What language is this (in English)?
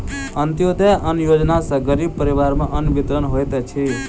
Maithili